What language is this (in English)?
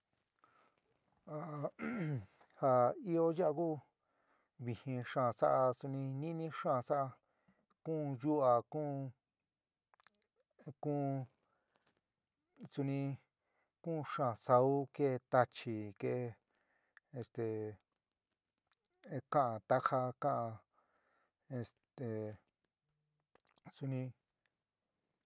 San Miguel El Grande Mixtec